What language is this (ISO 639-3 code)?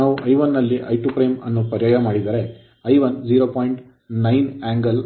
kan